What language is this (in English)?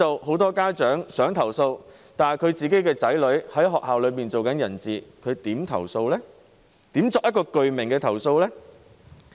Cantonese